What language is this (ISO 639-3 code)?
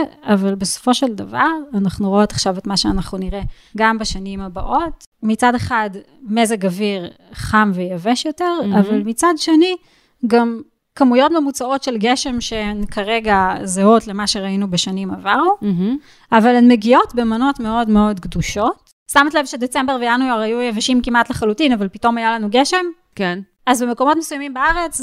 heb